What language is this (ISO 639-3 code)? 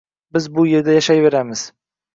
uzb